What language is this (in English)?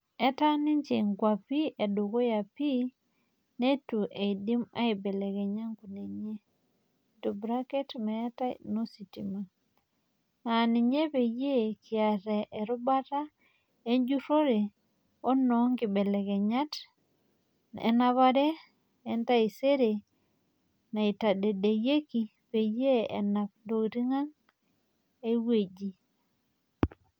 Masai